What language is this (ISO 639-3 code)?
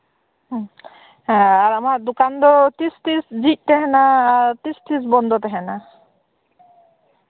sat